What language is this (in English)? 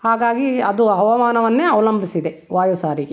Kannada